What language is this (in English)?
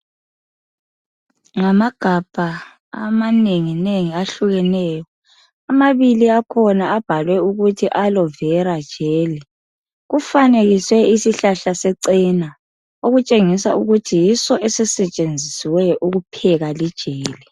North Ndebele